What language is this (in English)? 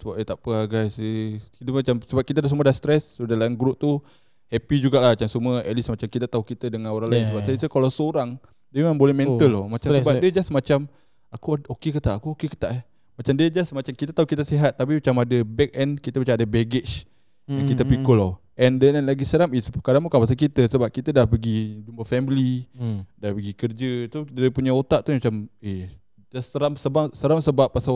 Malay